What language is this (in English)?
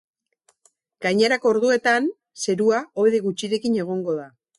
Basque